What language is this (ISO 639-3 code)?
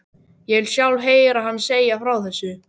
isl